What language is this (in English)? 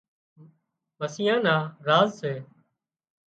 Wadiyara Koli